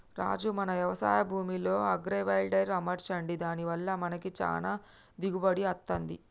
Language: Telugu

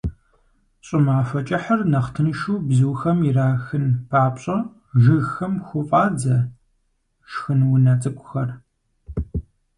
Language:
Kabardian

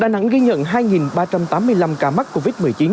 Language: Vietnamese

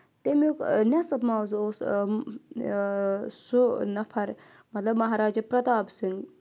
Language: Kashmiri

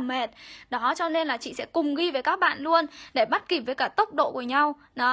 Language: Vietnamese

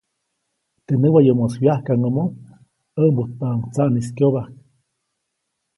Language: Copainalá Zoque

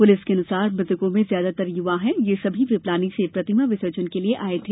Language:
Hindi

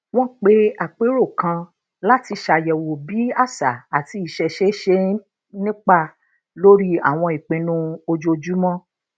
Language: Yoruba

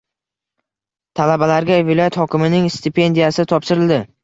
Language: Uzbek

